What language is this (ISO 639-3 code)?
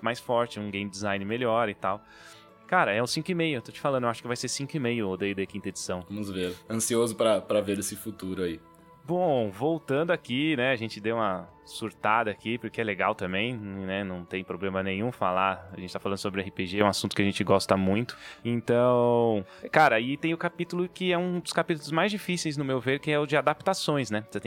por